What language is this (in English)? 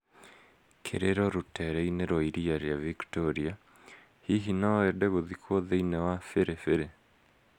Kikuyu